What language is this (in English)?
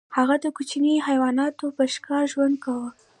Pashto